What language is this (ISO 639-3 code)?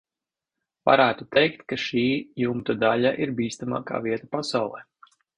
lav